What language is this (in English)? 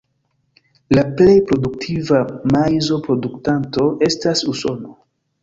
Esperanto